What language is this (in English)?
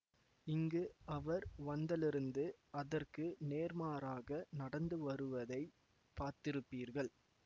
Tamil